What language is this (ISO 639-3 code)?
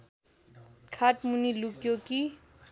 nep